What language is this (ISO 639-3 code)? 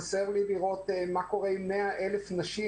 heb